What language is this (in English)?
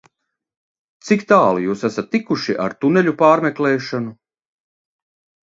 Latvian